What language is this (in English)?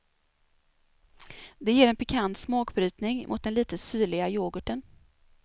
Swedish